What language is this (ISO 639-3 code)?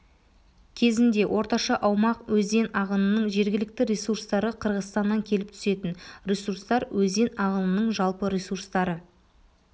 kaz